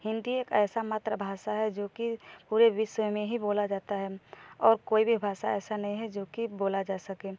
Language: Hindi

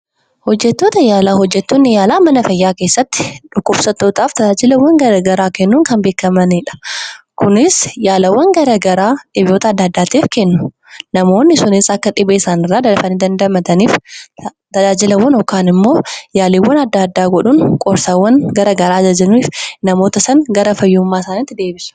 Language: Oromo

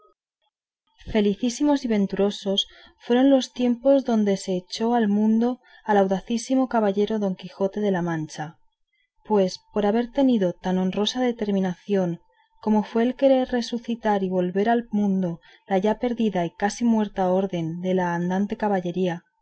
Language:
Spanish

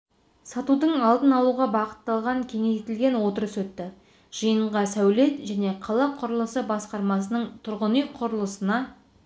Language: Kazakh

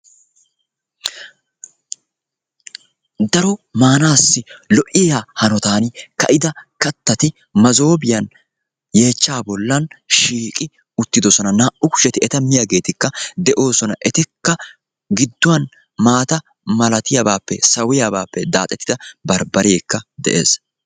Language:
Wolaytta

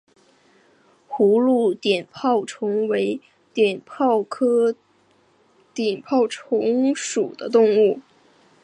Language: Chinese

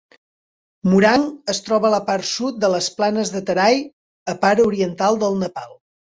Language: Catalan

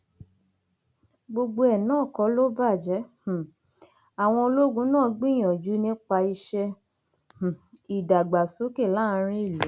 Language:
Yoruba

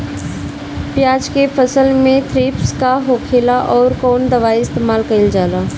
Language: Bhojpuri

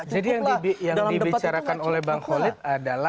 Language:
Indonesian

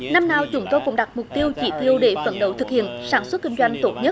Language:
Vietnamese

